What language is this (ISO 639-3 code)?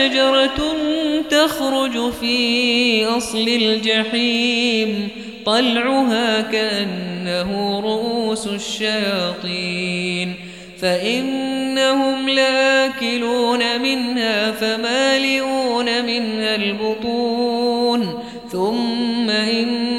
ara